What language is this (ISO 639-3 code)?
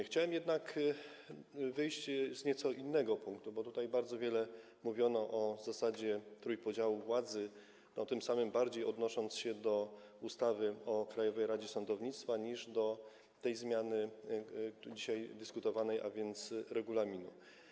pol